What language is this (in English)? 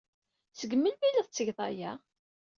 Kabyle